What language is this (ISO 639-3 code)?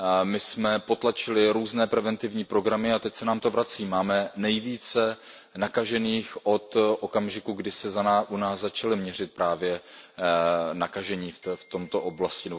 ces